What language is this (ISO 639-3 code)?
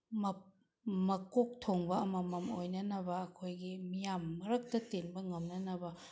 mni